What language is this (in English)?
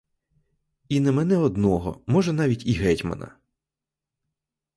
Ukrainian